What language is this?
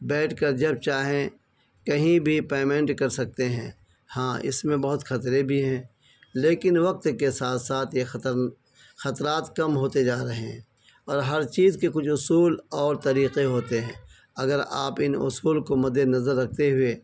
Urdu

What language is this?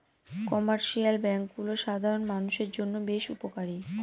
Bangla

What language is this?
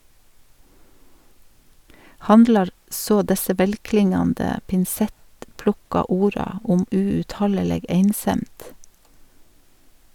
Norwegian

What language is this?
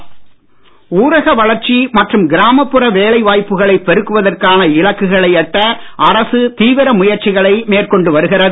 Tamil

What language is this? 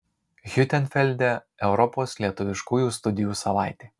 Lithuanian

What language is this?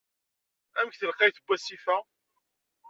Kabyle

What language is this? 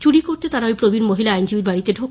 Bangla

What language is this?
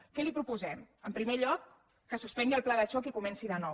Catalan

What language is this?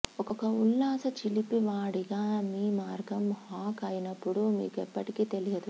Telugu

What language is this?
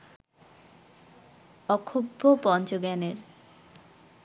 Bangla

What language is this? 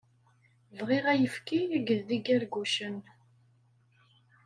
Kabyle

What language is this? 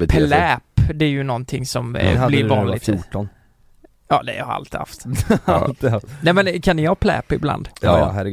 Swedish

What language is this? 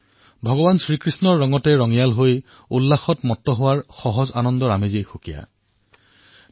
Assamese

